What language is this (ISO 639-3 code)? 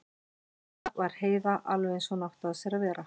isl